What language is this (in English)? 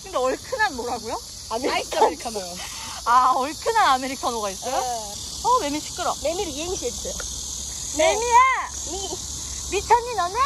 Korean